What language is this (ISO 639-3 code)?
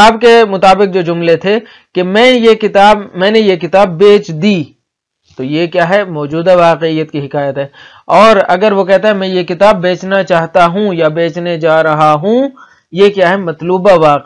ara